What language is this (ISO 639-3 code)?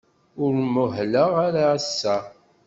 kab